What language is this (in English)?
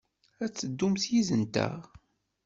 Kabyle